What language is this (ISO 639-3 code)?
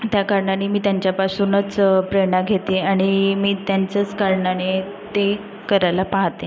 mar